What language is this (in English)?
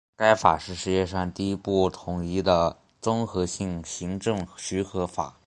Chinese